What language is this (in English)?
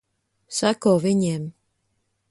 Latvian